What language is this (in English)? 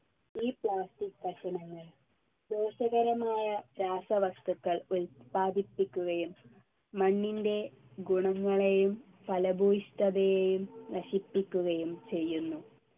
Malayalam